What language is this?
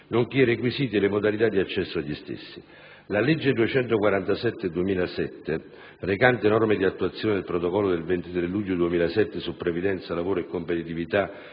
Italian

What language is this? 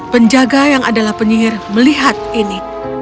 Indonesian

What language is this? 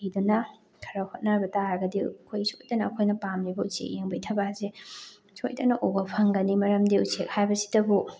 Manipuri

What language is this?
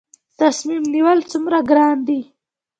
Pashto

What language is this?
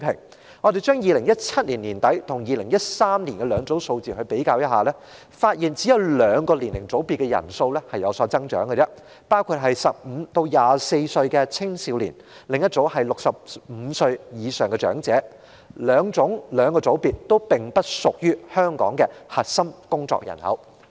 Cantonese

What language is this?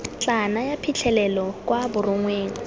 Tswana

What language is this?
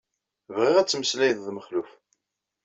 Kabyle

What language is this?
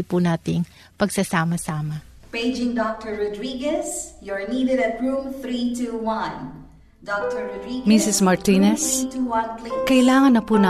Filipino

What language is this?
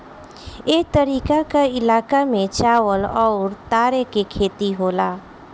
Bhojpuri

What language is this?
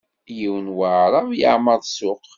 Kabyle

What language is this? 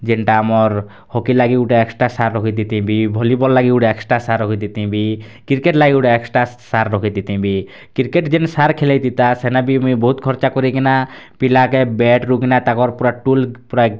Odia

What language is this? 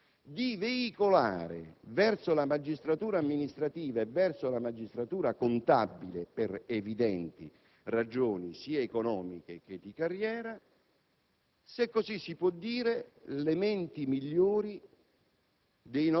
Italian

